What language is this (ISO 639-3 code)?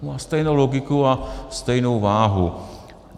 ces